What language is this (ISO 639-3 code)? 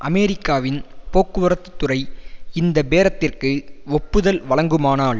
tam